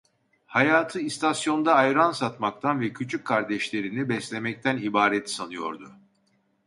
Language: Turkish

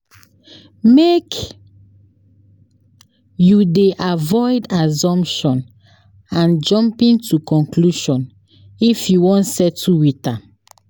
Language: Nigerian Pidgin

